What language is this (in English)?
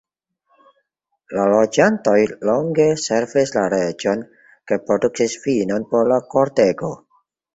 Esperanto